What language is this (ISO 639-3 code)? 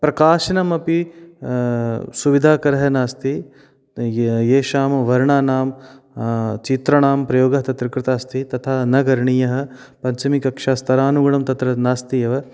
san